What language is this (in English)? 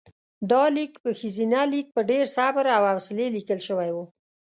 Pashto